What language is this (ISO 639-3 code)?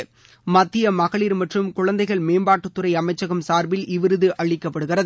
tam